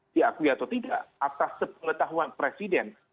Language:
Indonesian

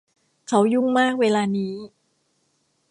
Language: Thai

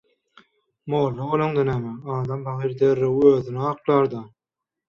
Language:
Turkmen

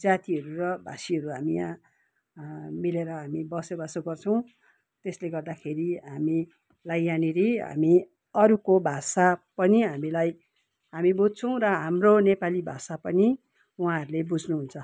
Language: Nepali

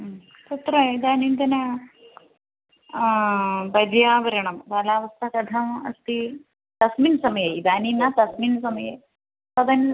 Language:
Sanskrit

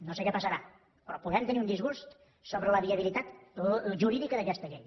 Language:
Catalan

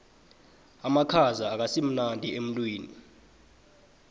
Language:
South Ndebele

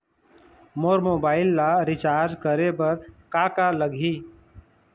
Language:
Chhattisgarhi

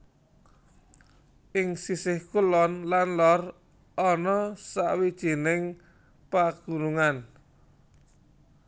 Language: Javanese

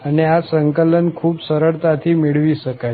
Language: Gujarati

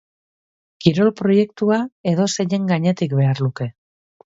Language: Basque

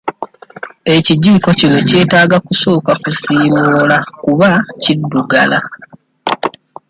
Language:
Ganda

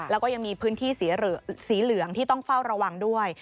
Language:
Thai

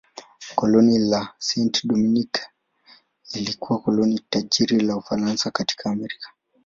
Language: Swahili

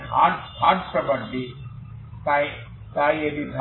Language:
Bangla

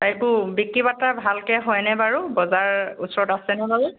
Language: Assamese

